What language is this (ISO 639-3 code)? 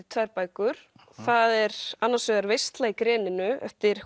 isl